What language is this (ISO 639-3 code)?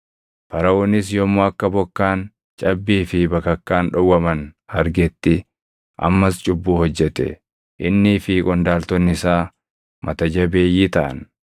orm